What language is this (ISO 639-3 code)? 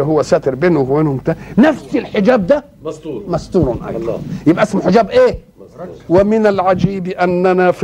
ara